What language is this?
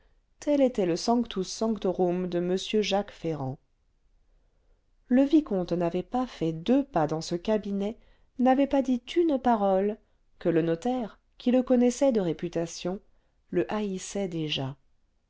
French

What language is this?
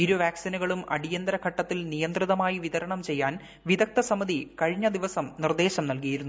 Malayalam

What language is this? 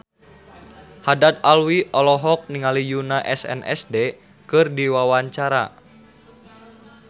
Sundanese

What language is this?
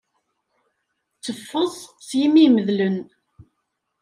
Kabyle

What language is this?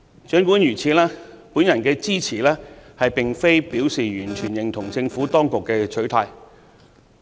Cantonese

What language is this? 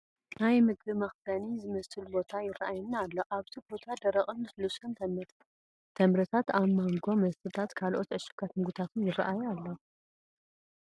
Tigrinya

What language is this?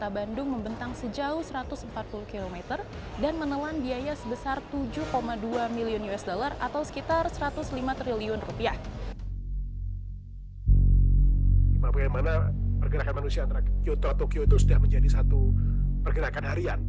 Indonesian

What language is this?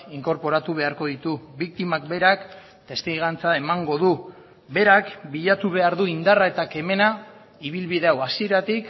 Basque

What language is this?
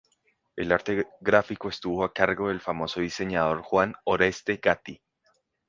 Spanish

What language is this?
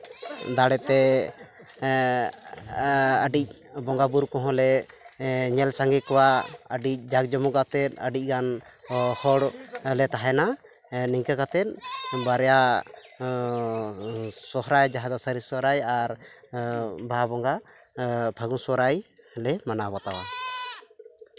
Santali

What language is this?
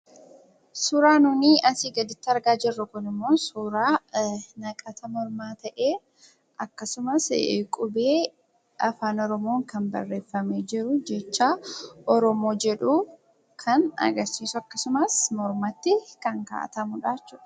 Oromo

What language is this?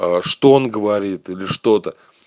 Russian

